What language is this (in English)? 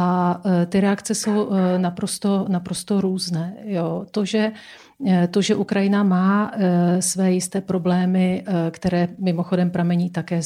Czech